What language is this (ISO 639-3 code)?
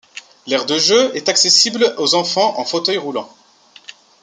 fra